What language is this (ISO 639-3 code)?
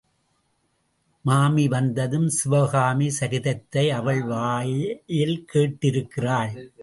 tam